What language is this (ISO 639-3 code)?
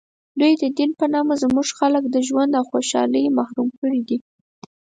pus